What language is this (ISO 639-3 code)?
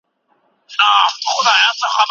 pus